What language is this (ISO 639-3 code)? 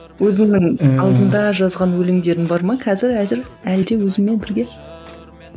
kaz